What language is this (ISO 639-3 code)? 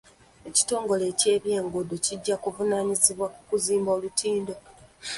lug